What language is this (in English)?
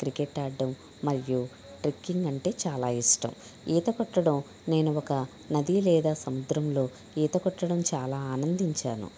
Telugu